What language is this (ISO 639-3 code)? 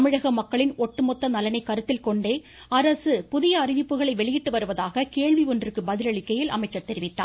tam